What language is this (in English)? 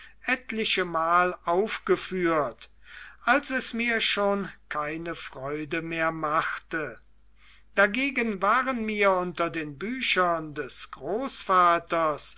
German